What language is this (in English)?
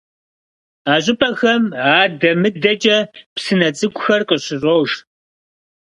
Kabardian